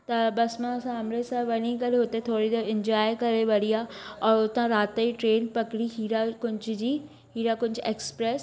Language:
Sindhi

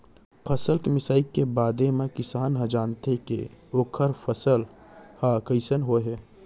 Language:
Chhattisgarhi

